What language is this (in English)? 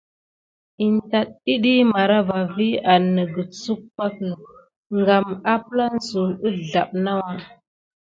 Gidar